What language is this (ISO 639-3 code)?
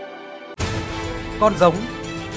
vie